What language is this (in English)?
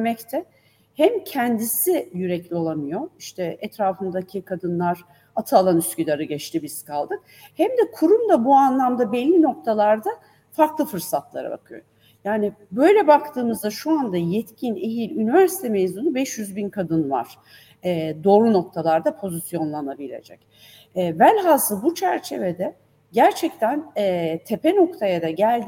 Turkish